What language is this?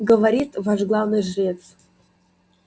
Russian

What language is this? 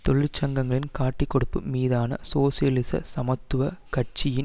Tamil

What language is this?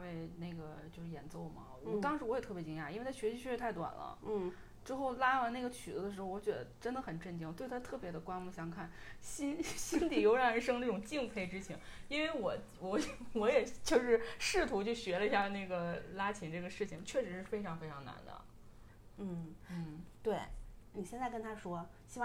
Chinese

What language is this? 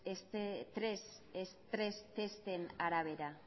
Basque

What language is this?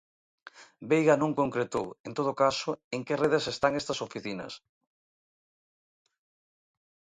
Galician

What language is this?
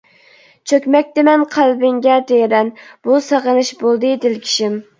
Uyghur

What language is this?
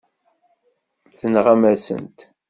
Kabyle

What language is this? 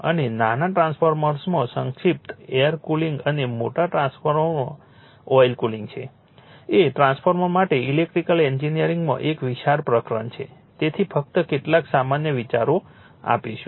Gujarati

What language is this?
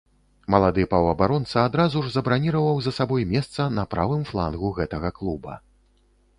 Belarusian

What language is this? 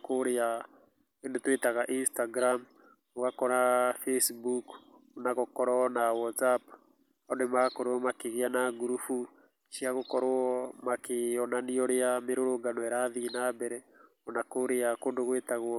Kikuyu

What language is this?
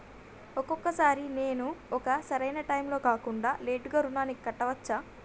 Telugu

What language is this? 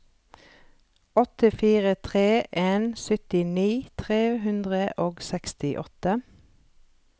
Norwegian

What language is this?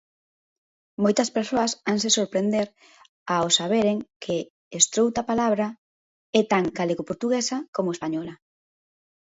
Galician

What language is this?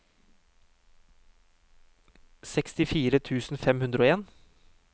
Norwegian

